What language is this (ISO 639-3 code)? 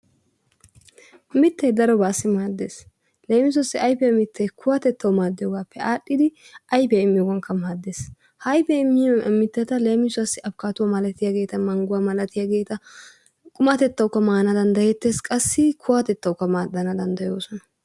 wal